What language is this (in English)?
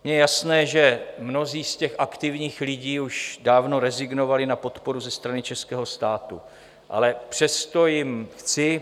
Czech